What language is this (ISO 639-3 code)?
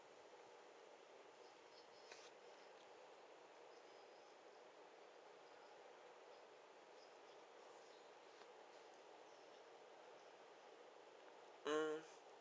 eng